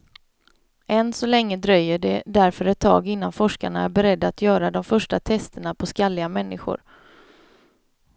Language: Swedish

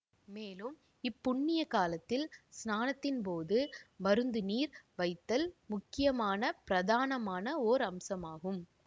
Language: Tamil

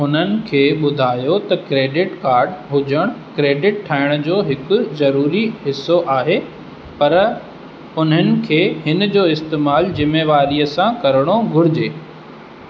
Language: Sindhi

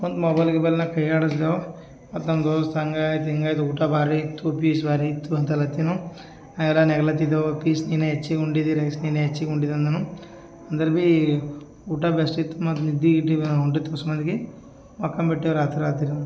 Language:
Kannada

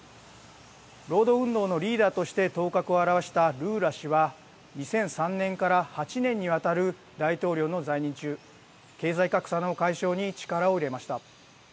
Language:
Japanese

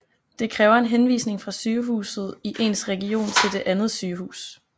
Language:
Danish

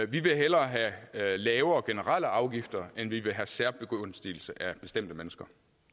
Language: Danish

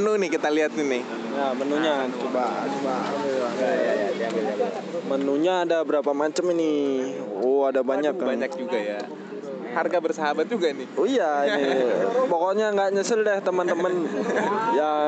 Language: Indonesian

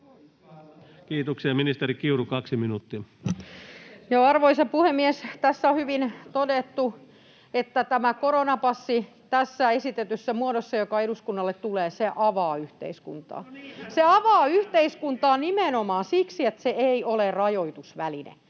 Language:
Finnish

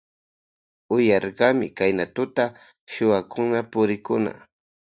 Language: Loja Highland Quichua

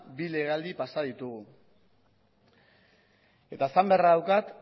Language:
Basque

